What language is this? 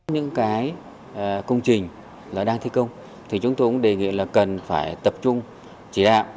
Vietnamese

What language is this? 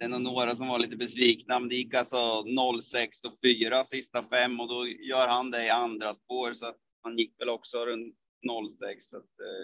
Swedish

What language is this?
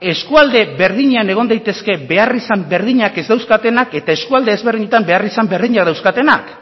Basque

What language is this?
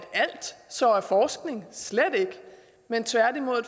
Danish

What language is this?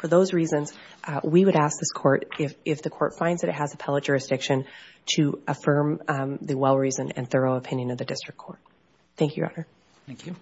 English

